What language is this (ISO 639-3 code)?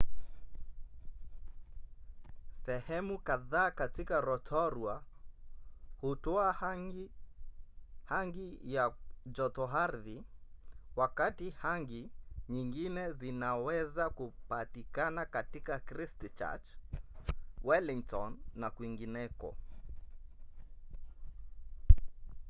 swa